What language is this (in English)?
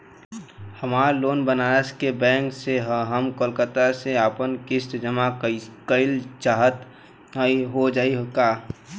Bhojpuri